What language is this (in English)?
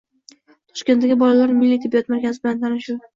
Uzbek